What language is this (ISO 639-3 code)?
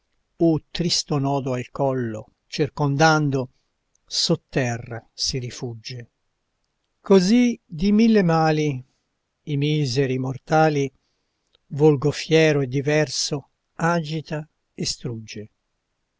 ita